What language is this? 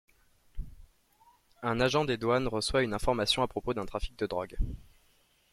French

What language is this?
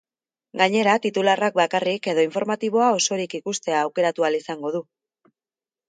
Basque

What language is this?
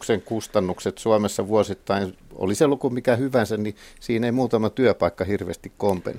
Finnish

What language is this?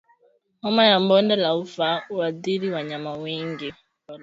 Swahili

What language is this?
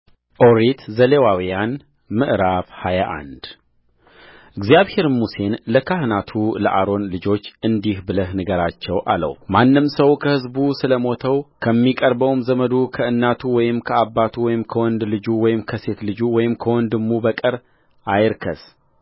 Amharic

